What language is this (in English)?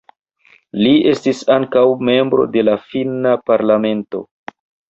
Esperanto